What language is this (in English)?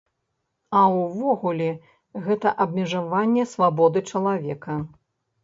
Belarusian